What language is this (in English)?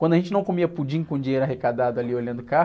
Portuguese